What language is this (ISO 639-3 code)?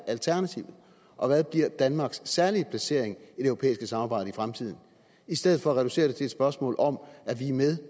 dan